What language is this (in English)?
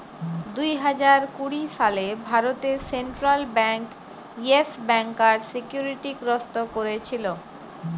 Bangla